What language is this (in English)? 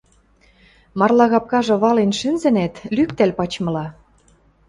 Western Mari